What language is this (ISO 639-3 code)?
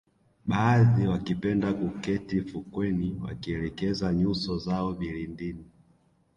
swa